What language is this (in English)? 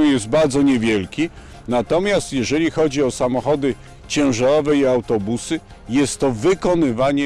Polish